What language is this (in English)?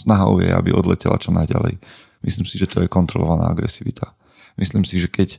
Slovak